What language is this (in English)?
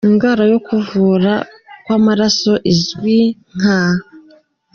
Kinyarwanda